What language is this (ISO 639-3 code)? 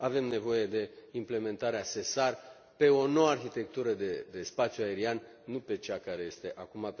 ron